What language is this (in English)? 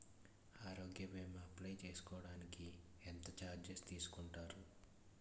Telugu